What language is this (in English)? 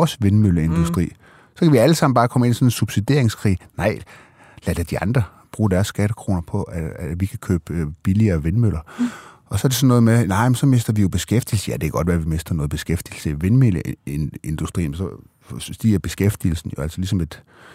Danish